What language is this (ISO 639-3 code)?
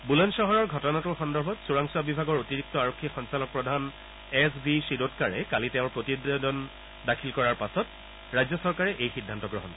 asm